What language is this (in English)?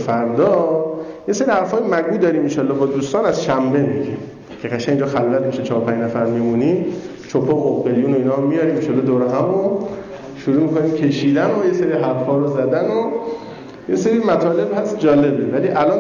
Persian